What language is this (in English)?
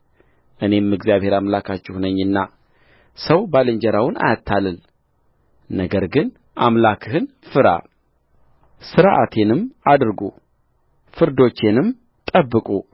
Amharic